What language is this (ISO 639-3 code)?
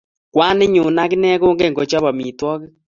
kln